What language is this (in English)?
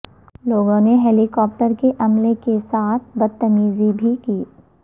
Urdu